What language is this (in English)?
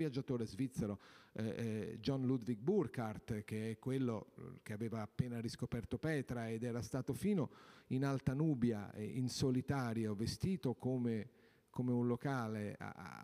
Italian